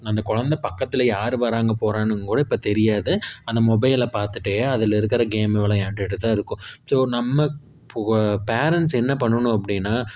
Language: Tamil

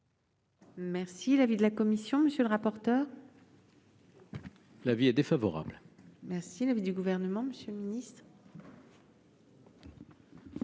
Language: French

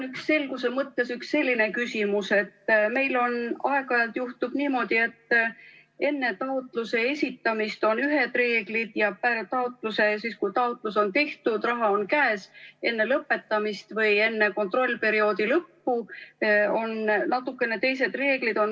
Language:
Estonian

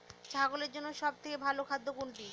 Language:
Bangla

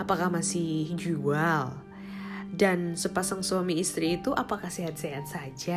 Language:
Indonesian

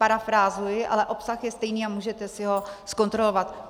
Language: Czech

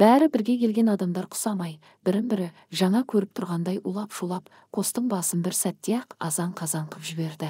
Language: Turkish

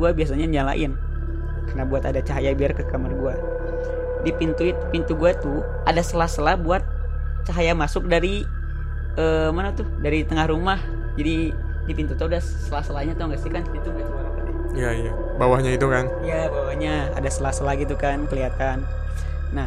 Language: Indonesian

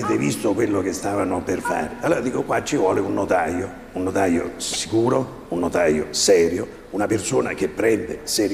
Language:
Italian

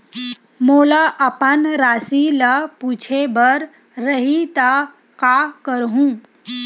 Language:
Chhattisgarhi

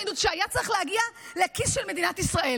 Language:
Hebrew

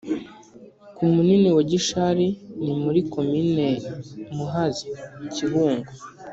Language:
Kinyarwanda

